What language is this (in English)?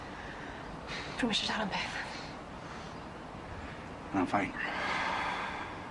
Welsh